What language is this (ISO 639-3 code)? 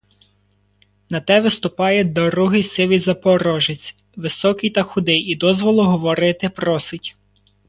ukr